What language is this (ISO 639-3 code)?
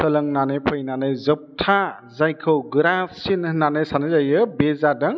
brx